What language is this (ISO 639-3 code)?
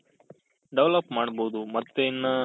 kan